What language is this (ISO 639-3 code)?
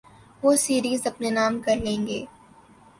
urd